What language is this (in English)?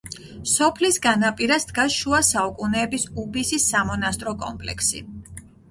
Georgian